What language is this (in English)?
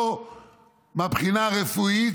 Hebrew